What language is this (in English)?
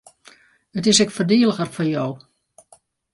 Western Frisian